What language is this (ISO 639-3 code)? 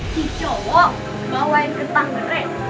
ind